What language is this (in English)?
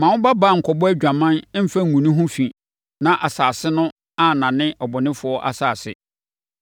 Akan